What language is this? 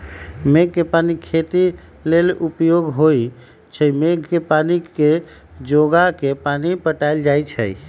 Magahi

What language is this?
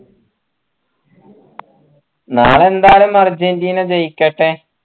Malayalam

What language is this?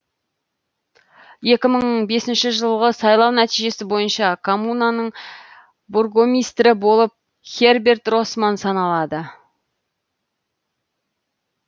Kazakh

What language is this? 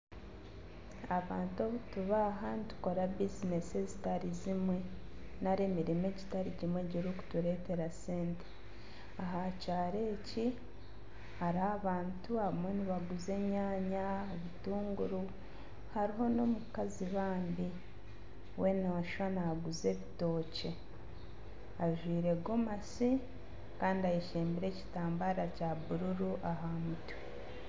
Nyankole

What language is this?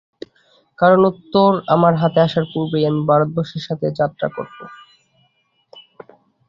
Bangla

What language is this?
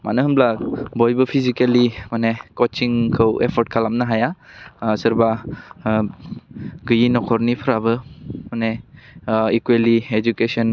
Bodo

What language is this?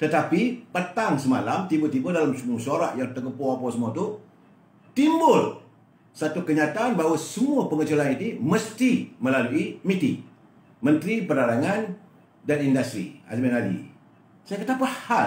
Malay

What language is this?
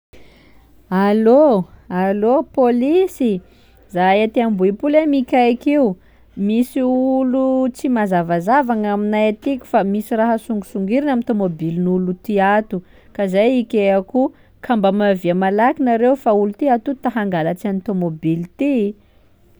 Sakalava Malagasy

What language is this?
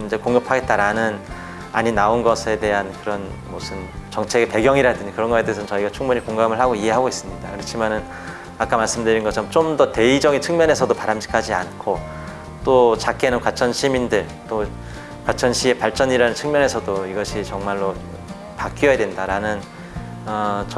Korean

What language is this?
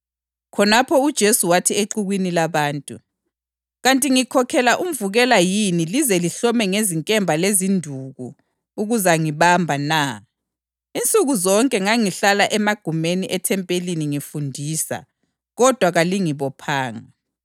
North Ndebele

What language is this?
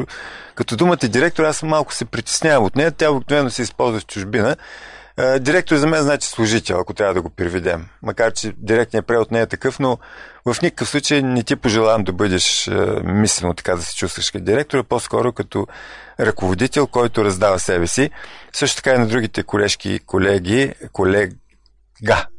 Bulgarian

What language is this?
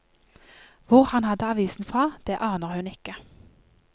Norwegian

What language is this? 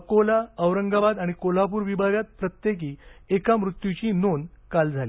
Marathi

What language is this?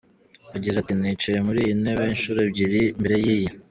Kinyarwanda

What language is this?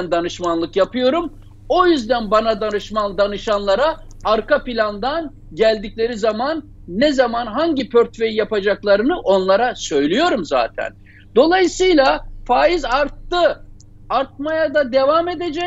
Turkish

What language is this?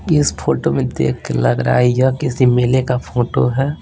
Hindi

